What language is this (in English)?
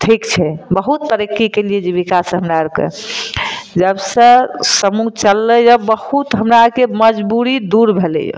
Maithili